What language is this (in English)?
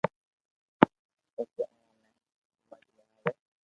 Loarki